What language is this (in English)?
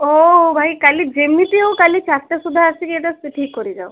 Odia